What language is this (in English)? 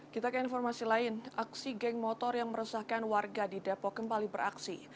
Indonesian